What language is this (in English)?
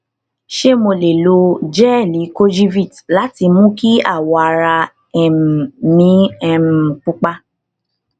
Yoruba